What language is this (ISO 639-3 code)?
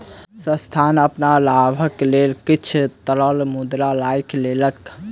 mai